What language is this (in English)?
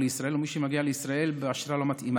Hebrew